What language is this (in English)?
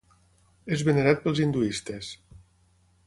Catalan